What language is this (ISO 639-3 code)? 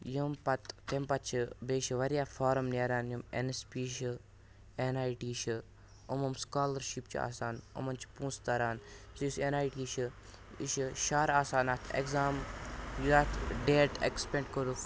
kas